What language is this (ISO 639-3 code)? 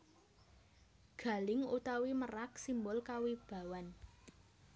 jav